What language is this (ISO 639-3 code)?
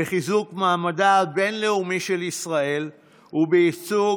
heb